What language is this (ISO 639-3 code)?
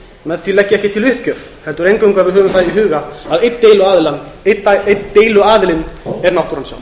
isl